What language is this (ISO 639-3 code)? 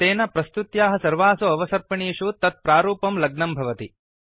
san